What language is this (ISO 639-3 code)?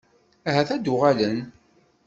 kab